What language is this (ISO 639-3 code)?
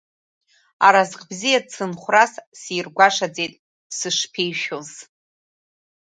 abk